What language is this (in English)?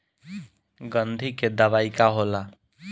Bhojpuri